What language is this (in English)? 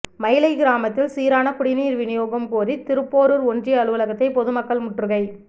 Tamil